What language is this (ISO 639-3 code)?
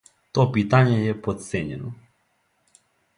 srp